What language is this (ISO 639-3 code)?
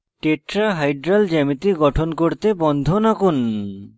ben